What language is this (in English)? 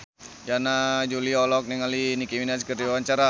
Sundanese